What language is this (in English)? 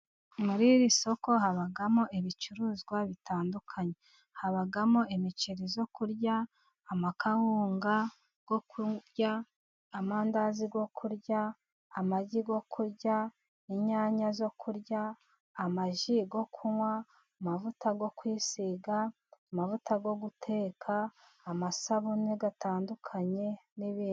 Kinyarwanda